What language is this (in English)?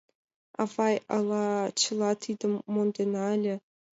Mari